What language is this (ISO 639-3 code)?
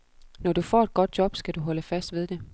dan